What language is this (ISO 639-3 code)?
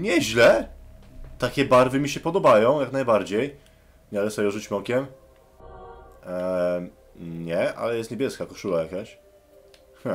pol